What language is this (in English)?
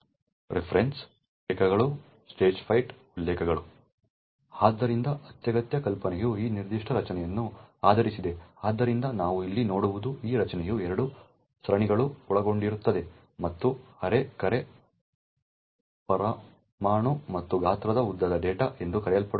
Kannada